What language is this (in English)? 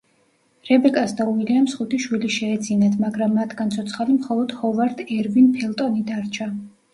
Georgian